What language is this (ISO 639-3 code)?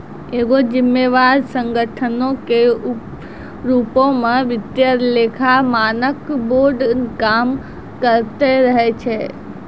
mai